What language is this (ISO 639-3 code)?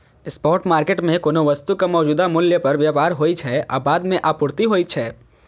mai